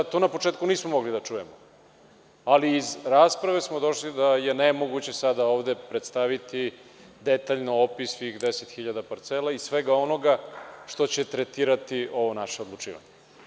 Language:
Serbian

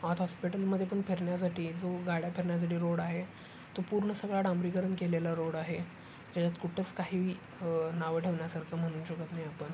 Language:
Marathi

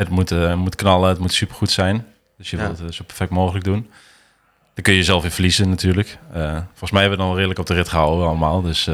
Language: Dutch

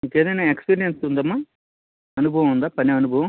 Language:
Telugu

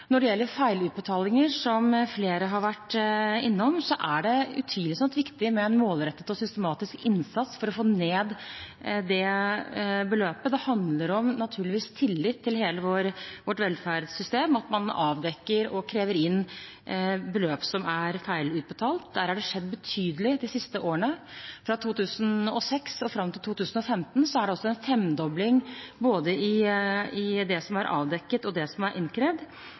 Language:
Norwegian Bokmål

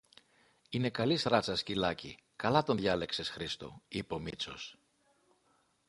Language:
Greek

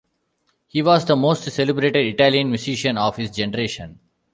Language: English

